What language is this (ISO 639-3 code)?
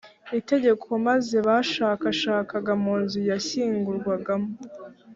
kin